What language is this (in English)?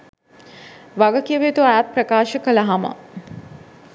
Sinhala